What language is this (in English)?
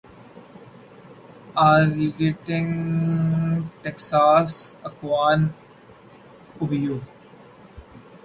Urdu